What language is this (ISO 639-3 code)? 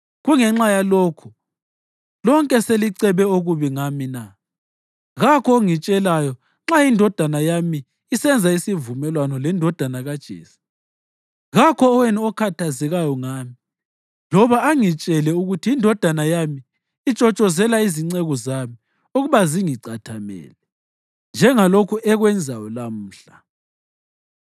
nde